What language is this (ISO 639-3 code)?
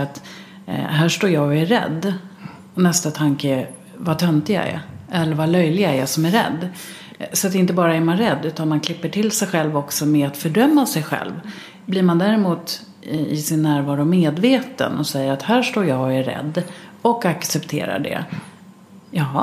swe